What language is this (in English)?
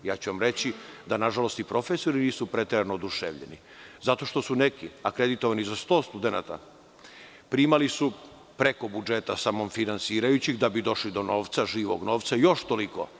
Serbian